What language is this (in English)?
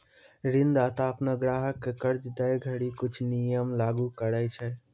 Maithili